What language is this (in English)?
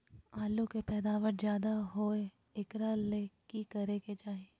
Magahi